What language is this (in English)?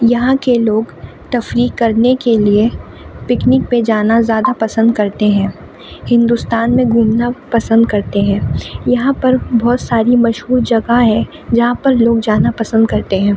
Urdu